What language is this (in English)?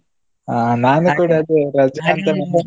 Kannada